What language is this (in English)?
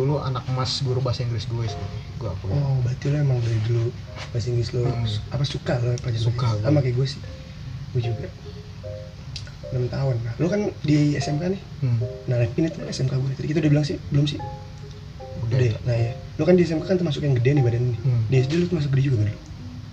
Indonesian